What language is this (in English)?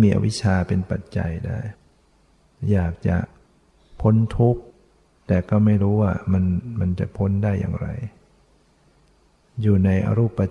Thai